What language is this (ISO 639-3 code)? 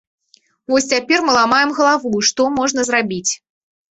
bel